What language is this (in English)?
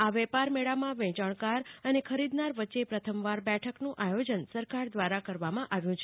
Gujarati